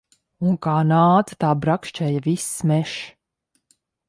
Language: Latvian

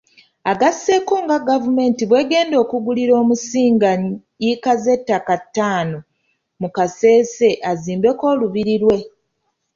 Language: Ganda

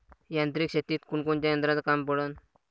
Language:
Marathi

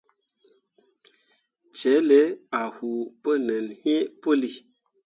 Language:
Mundang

